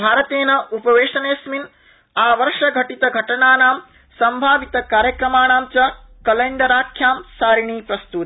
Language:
Sanskrit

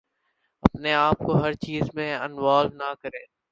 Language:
Urdu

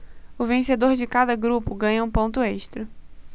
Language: Portuguese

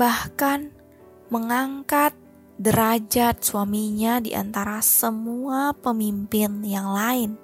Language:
Indonesian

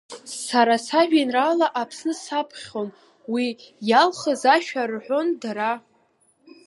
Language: Abkhazian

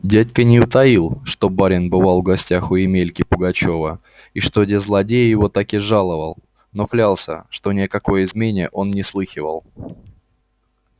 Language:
Russian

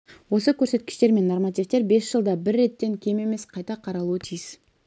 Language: Kazakh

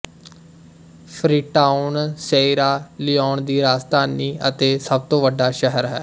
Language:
Punjabi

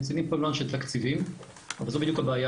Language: Hebrew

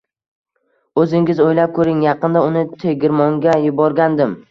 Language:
Uzbek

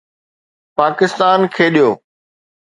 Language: Sindhi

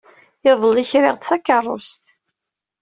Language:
Kabyle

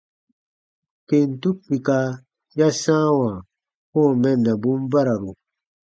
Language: Baatonum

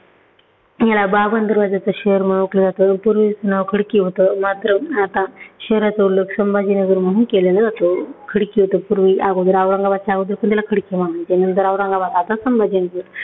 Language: Marathi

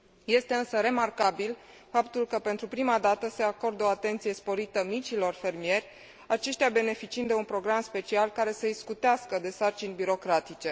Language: Romanian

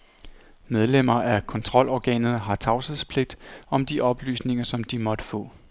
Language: Danish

